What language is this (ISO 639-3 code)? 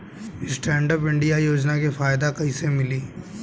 bho